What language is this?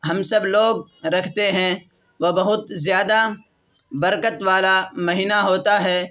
Urdu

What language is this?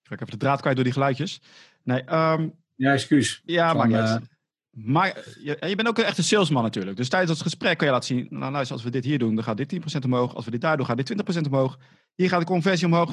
Dutch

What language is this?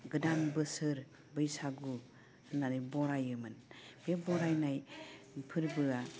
Bodo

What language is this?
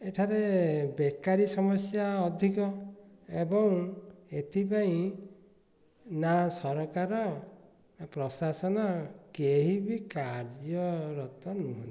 Odia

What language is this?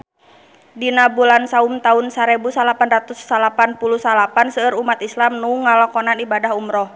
Sundanese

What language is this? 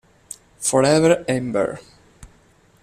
Italian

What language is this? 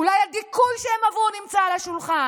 Hebrew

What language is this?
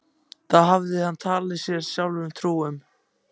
Icelandic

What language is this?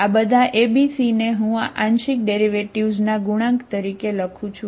Gujarati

